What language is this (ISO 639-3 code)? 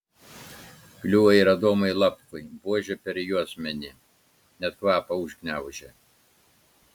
lit